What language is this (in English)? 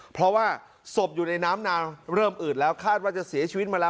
Thai